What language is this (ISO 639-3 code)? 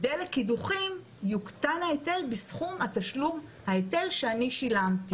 heb